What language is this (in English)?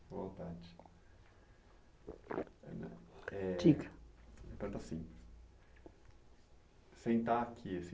Portuguese